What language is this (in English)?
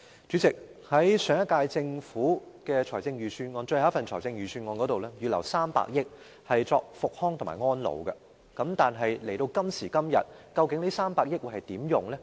Cantonese